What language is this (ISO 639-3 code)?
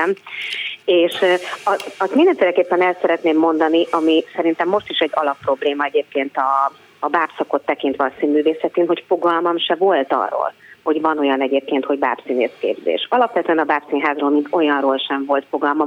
hun